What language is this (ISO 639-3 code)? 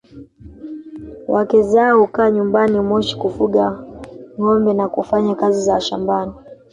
swa